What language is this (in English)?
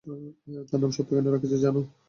Bangla